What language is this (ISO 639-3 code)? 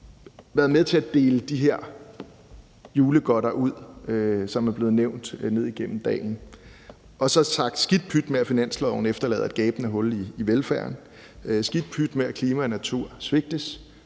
dan